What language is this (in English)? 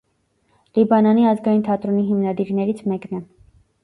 Armenian